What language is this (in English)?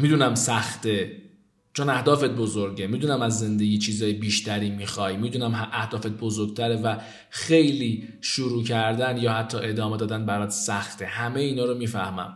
Persian